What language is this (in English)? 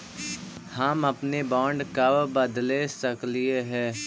Magahi